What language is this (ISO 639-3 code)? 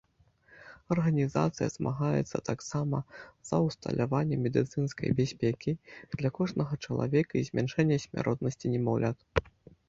bel